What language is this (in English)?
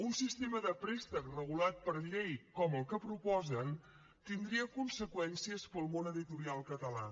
Catalan